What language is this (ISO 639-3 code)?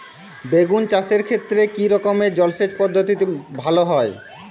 ben